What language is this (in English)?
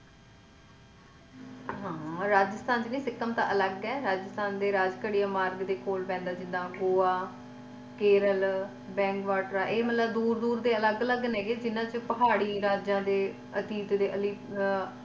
Punjabi